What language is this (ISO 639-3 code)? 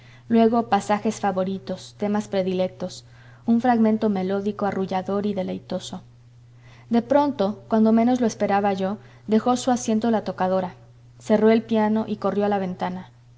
spa